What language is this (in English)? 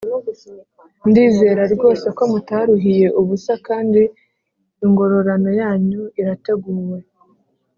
Kinyarwanda